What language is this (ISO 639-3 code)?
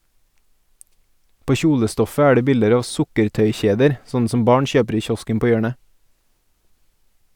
nor